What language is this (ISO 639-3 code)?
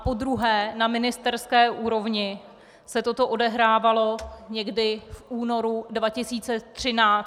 ces